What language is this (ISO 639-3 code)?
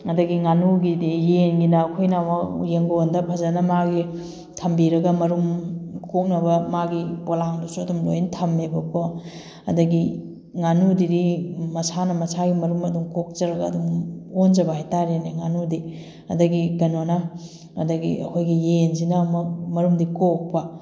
mni